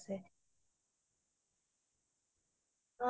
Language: Assamese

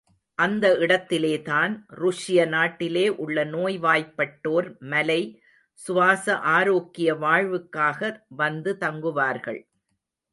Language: Tamil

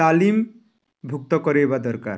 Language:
Odia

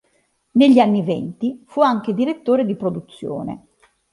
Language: Italian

